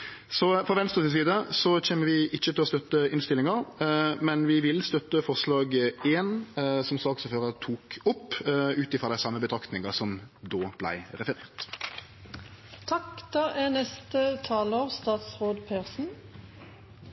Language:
Norwegian Nynorsk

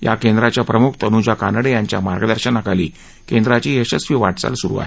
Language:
Marathi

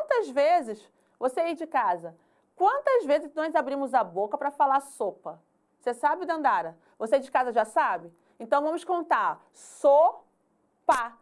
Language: Portuguese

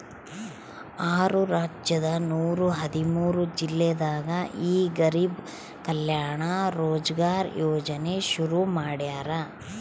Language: Kannada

